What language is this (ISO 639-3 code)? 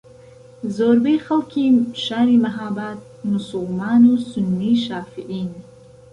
ckb